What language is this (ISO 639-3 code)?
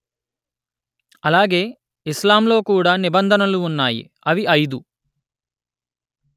tel